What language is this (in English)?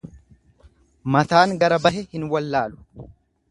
Oromo